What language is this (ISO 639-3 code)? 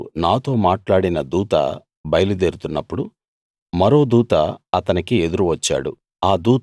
tel